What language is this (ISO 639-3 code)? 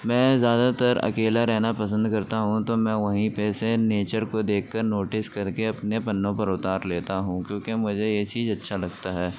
urd